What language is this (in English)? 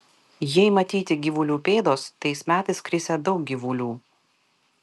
Lithuanian